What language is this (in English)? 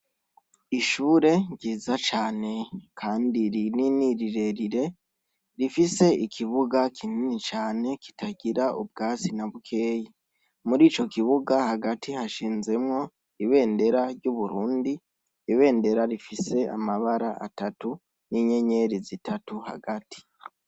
Rundi